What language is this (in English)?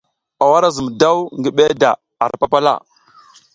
South Giziga